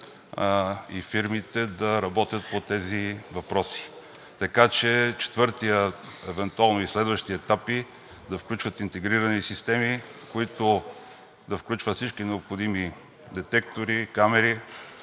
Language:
Bulgarian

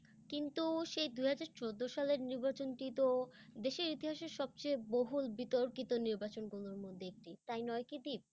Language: Bangla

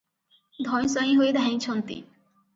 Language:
Odia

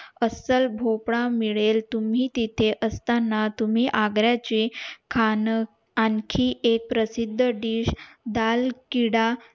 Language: Marathi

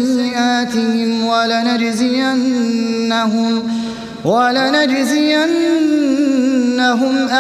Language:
Arabic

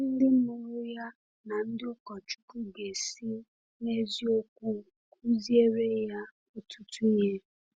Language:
Igbo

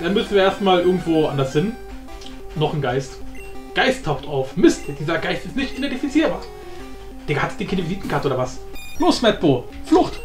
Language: German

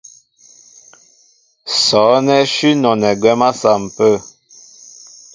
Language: Mbo (Cameroon)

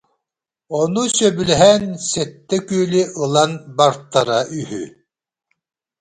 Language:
Yakut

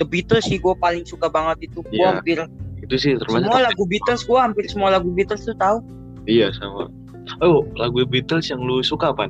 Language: Indonesian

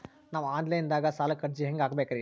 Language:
Kannada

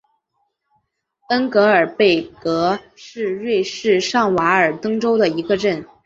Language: Chinese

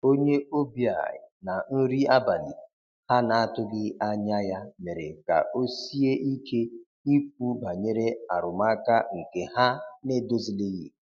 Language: Igbo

